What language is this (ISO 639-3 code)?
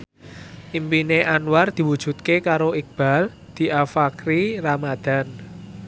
jav